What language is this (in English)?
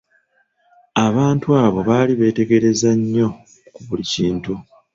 Ganda